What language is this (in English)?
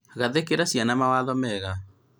Kikuyu